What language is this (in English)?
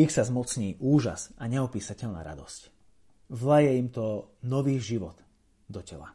Slovak